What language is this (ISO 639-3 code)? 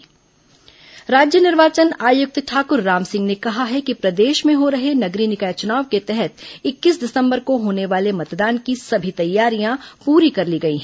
hin